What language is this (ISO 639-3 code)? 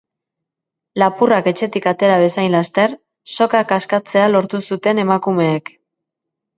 eus